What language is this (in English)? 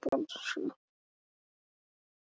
Icelandic